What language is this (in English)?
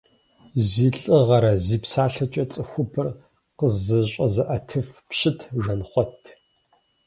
Kabardian